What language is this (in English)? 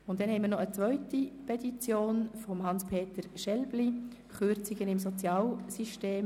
Swiss German